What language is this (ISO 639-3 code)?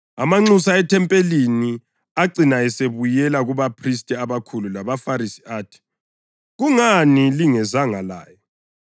nde